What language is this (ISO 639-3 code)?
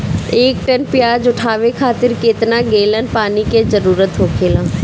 bho